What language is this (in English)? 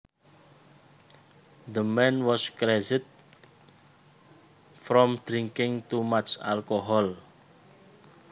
Javanese